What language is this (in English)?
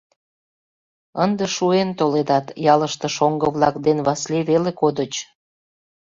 Mari